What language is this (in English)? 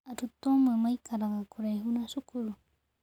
Kikuyu